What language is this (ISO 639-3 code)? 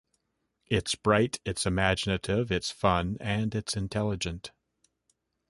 eng